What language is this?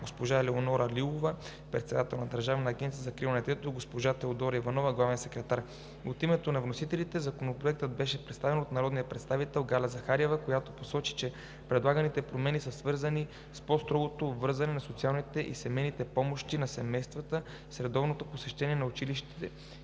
Bulgarian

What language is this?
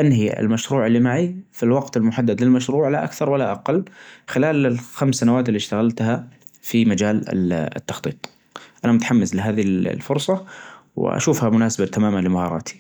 Najdi Arabic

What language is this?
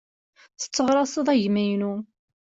Kabyle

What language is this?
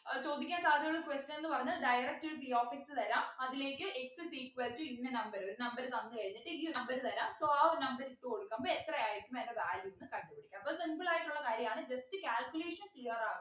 Malayalam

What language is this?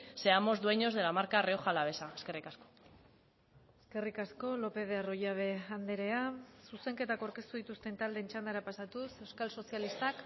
Basque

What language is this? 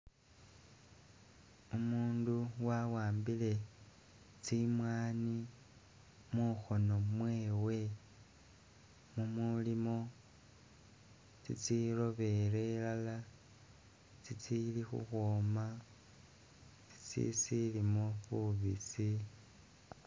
Masaaba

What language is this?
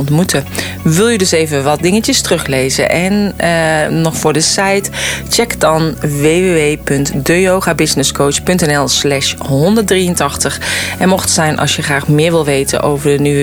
Dutch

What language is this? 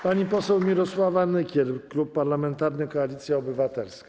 Polish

